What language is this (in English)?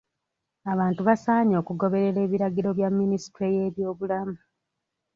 Ganda